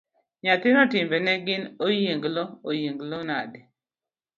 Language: Luo (Kenya and Tanzania)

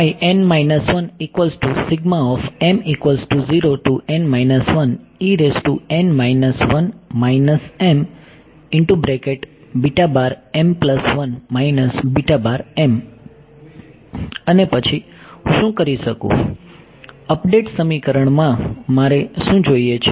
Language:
Gujarati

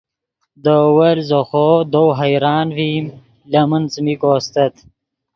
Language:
Yidgha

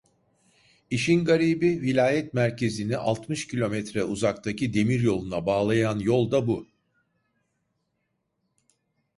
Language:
Turkish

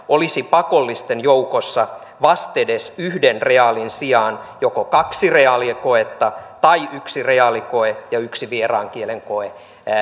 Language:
Finnish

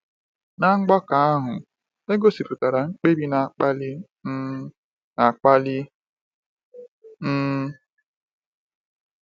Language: Igbo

